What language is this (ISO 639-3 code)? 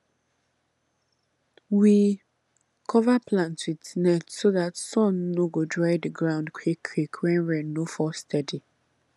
pcm